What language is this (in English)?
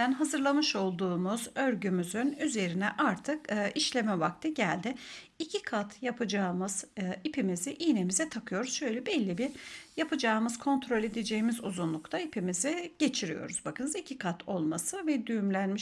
Turkish